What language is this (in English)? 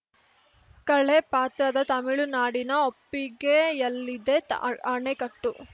Kannada